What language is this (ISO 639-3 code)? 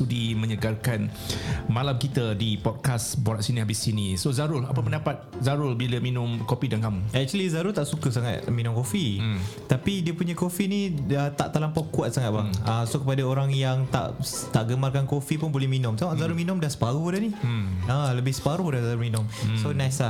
msa